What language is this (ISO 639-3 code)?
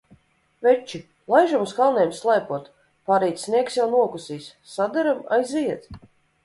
lav